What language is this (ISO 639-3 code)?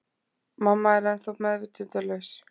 isl